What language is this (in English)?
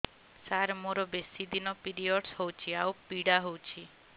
Odia